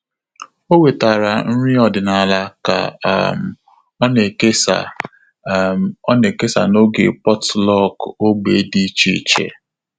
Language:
Igbo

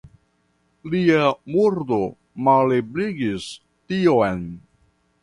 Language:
Esperanto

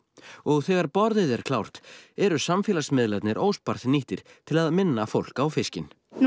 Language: Icelandic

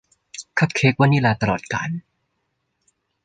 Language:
Thai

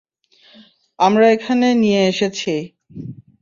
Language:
Bangla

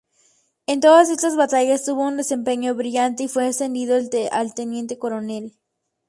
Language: Spanish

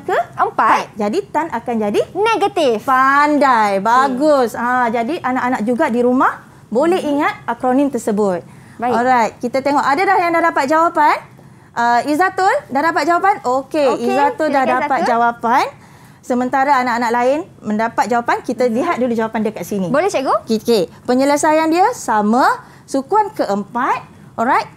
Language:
Malay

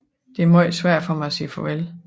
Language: Danish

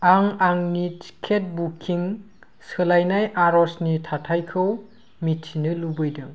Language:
Bodo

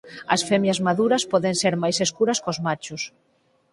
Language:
Galician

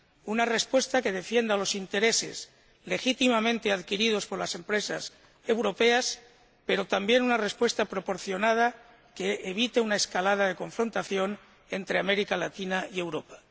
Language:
Spanish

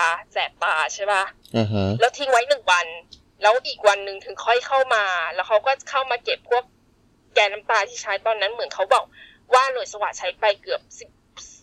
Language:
Thai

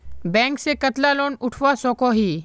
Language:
Magahi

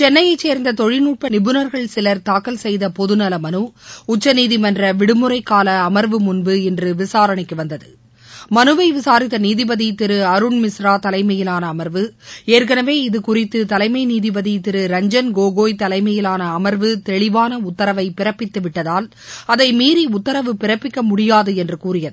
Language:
Tamil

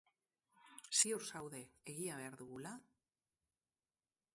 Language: Basque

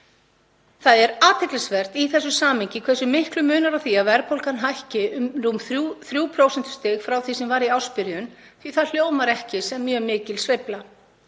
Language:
Icelandic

